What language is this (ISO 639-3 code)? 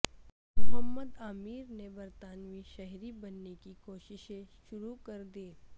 urd